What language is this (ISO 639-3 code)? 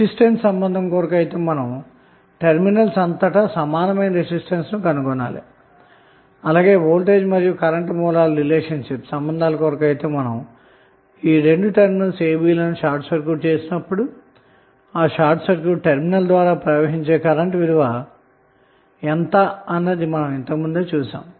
tel